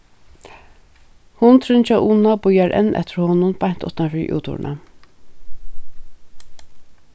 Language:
Faroese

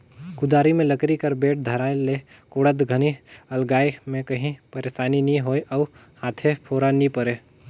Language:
Chhattisgarhi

